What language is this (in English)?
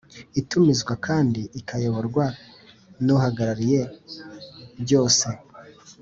Kinyarwanda